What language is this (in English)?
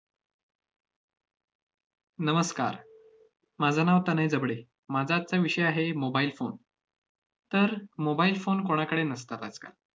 Marathi